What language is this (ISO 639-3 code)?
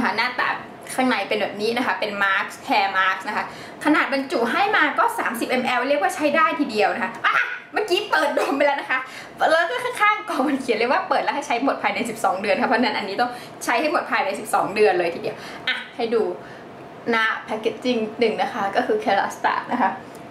tha